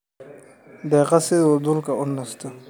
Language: Somali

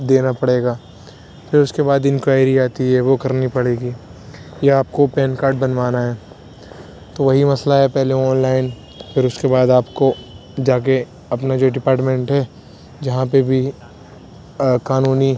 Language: Urdu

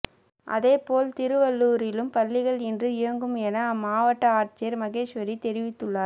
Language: Tamil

